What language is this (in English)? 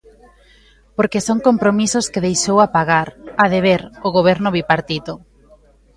Galician